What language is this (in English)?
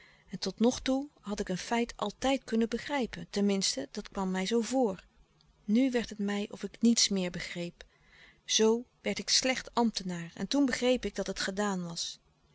Dutch